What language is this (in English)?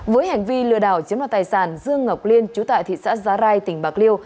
Vietnamese